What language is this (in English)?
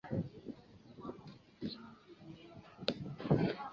Chinese